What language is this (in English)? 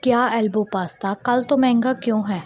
Punjabi